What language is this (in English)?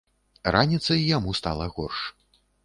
Belarusian